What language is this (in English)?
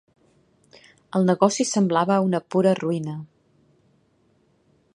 Catalan